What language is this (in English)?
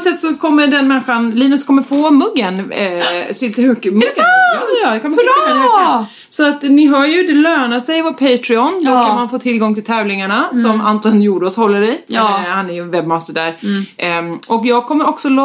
Swedish